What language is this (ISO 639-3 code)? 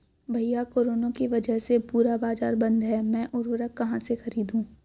hin